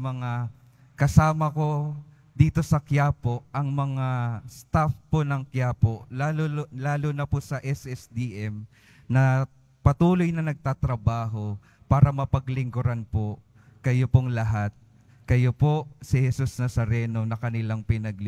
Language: Filipino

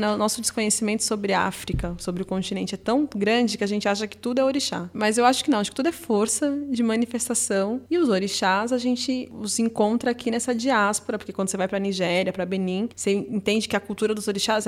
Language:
Portuguese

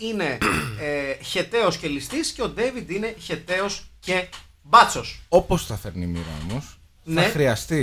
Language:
Greek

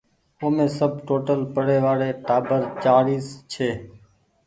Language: Goaria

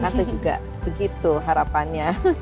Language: Indonesian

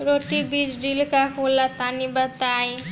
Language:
Bhojpuri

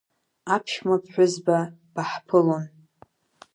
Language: Abkhazian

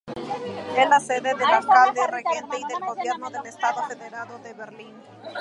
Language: Spanish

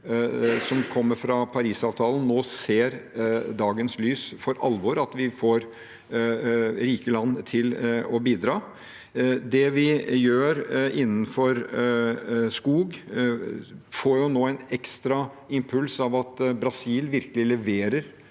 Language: Norwegian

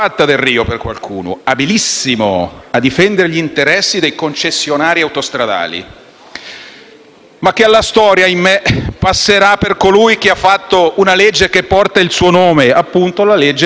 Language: Italian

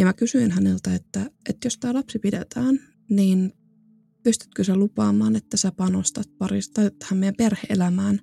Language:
Finnish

